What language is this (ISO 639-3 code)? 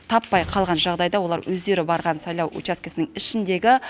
kaz